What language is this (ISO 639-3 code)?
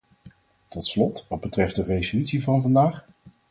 nld